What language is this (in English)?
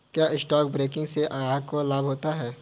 Hindi